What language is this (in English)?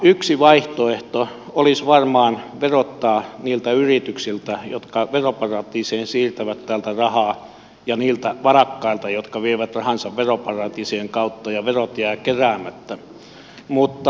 Finnish